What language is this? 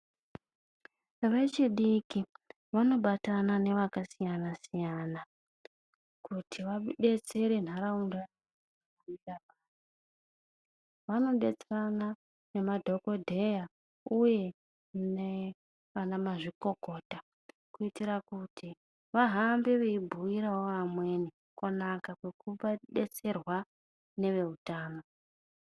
Ndau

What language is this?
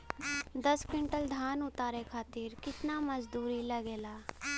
Bhojpuri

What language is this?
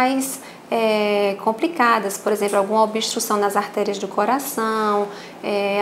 Portuguese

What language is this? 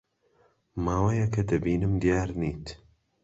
Central Kurdish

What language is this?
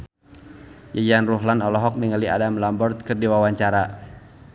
Sundanese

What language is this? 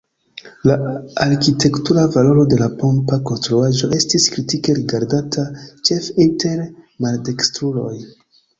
Esperanto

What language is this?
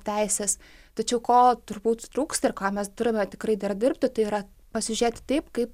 Lithuanian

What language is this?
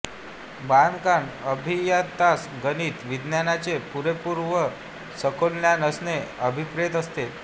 Marathi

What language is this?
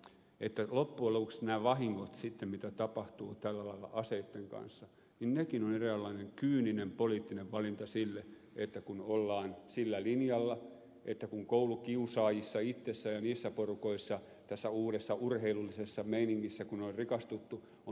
Finnish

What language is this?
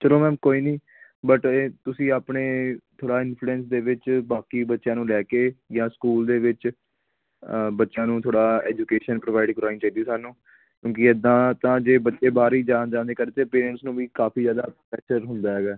Punjabi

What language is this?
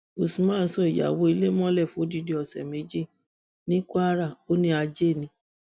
Yoruba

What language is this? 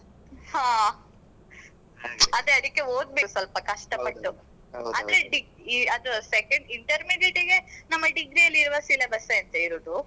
Kannada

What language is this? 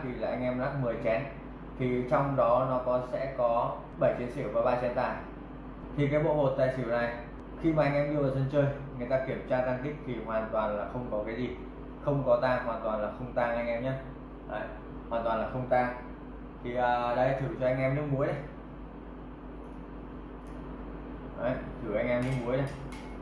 Vietnamese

